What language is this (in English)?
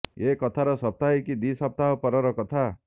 Odia